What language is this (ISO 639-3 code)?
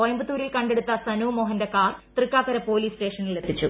mal